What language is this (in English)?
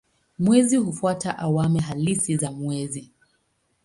Swahili